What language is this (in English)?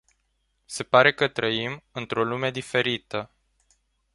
Romanian